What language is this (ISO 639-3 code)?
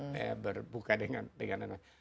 ind